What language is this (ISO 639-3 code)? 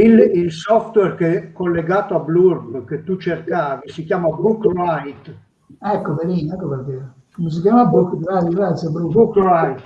ita